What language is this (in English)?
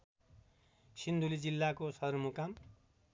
Nepali